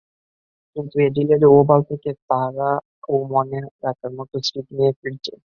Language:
Bangla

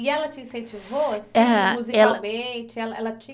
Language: Portuguese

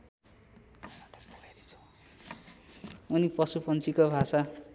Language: Nepali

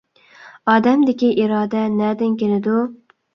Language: Uyghur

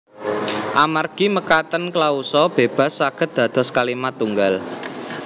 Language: Javanese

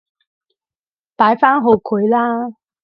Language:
Cantonese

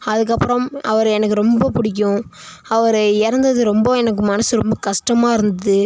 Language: Tamil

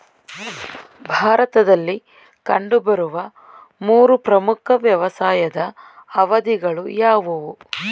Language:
Kannada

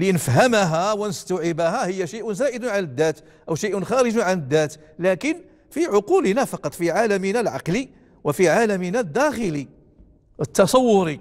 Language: Arabic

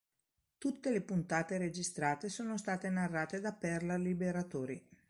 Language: Italian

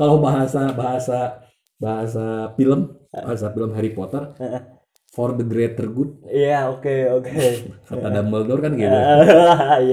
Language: Indonesian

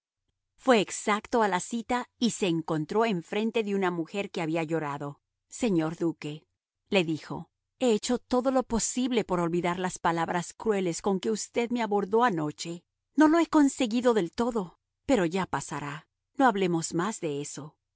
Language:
Spanish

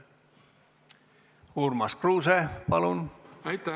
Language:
Estonian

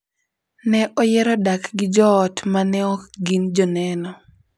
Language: Luo (Kenya and Tanzania)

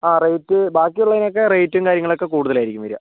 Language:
Malayalam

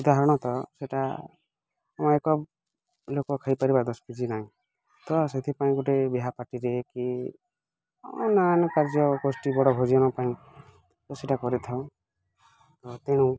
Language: Odia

